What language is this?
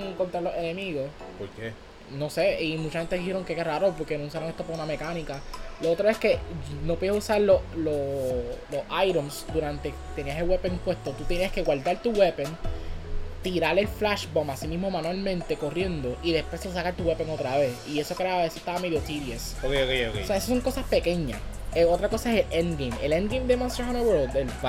Spanish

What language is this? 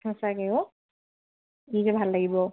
Assamese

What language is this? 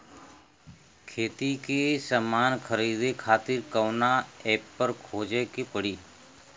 Bhojpuri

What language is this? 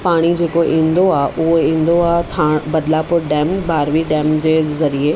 Sindhi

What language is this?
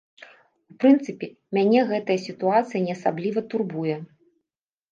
Belarusian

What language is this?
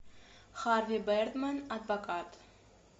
Russian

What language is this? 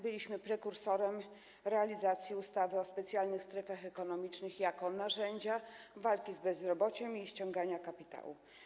Polish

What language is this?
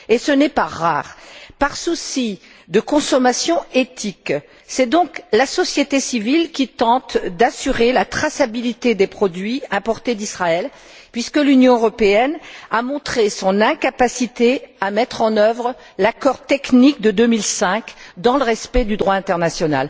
French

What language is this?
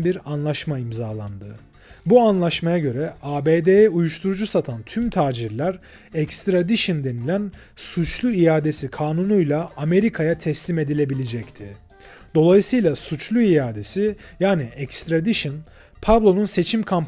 Turkish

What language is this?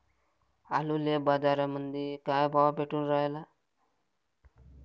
Marathi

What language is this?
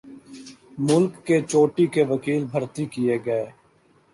Urdu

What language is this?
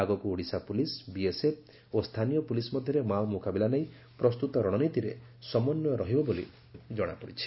Odia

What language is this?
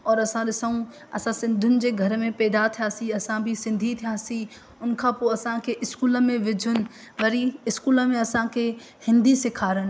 Sindhi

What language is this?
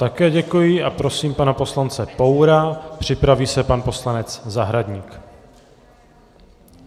Czech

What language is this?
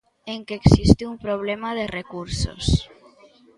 Galician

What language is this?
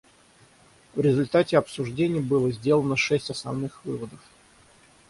Russian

